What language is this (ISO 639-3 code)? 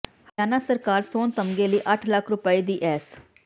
pan